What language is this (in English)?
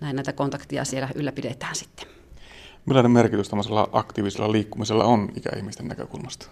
Finnish